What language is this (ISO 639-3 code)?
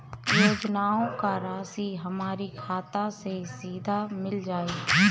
bho